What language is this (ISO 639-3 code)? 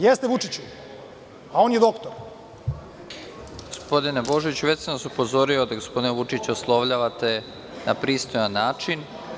srp